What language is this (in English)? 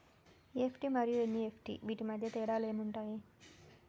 Telugu